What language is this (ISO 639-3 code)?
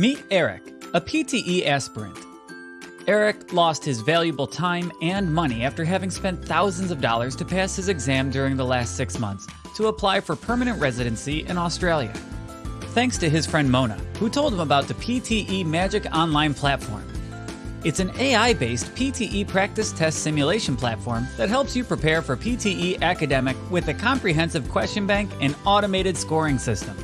eng